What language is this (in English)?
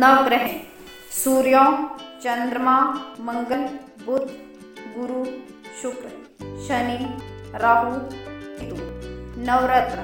Hindi